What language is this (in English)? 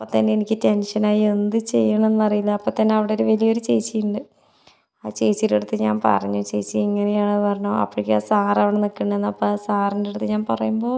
Malayalam